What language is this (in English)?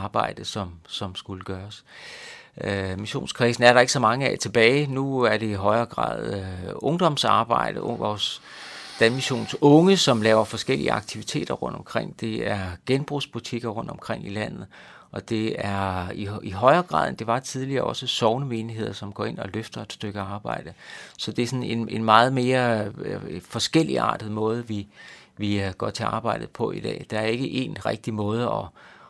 Danish